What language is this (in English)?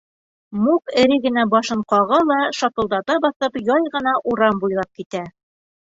Bashkir